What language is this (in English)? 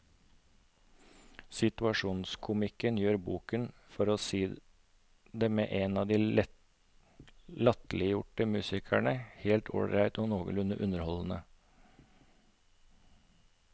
Norwegian